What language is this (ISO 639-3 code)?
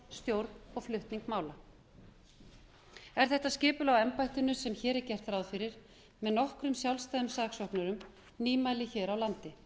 isl